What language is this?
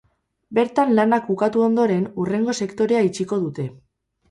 Basque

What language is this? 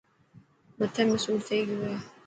Dhatki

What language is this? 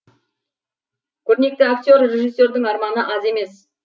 Kazakh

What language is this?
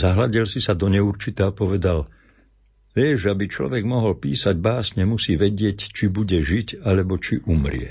Slovak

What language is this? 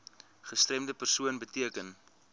Afrikaans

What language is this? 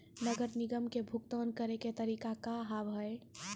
Maithili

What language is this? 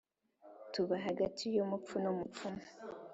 Kinyarwanda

